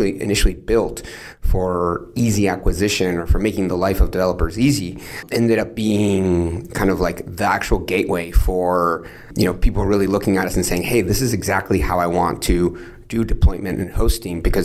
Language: English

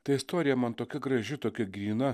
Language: Lithuanian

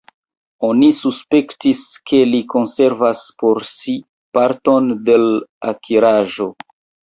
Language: Esperanto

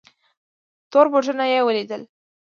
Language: Pashto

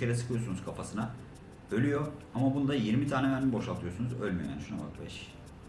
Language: Turkish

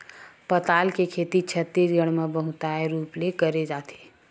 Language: Chhattisgarhi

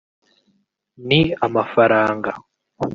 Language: Kinyarwanda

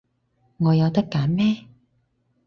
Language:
Cantonese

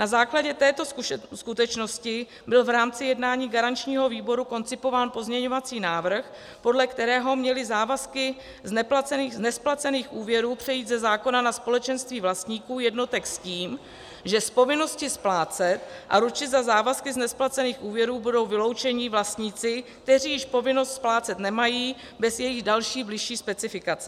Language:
Czech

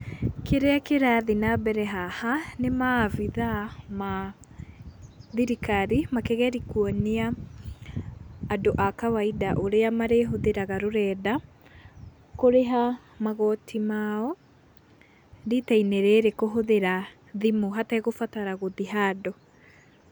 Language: Kikuyu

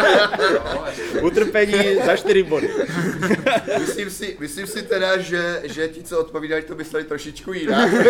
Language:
Czech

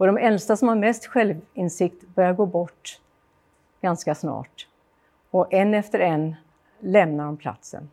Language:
Swedish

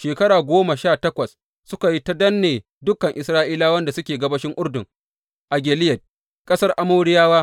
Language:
Hausa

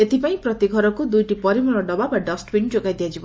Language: Odia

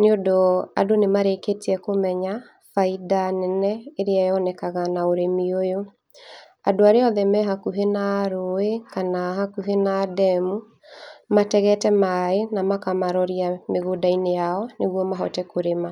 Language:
Kikuyu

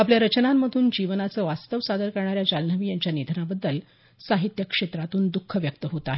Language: Marathi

